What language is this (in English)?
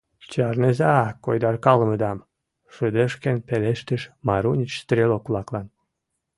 Mari